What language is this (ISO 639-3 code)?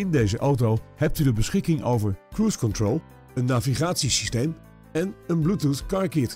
nld